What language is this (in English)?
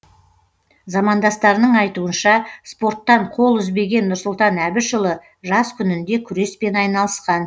Kazakh